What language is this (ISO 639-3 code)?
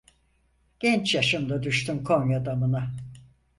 tur